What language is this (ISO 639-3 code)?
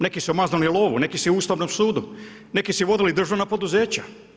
hrv